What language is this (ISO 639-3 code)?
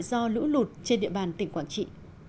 vie